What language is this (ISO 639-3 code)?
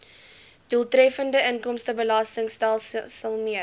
afr